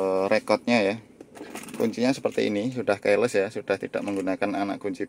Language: Indonesian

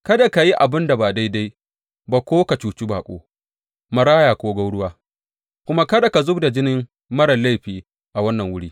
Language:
Hausa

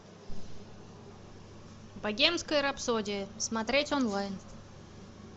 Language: Russian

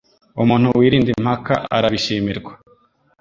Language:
Kinyarwanda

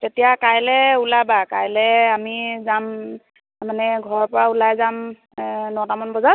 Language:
Assamese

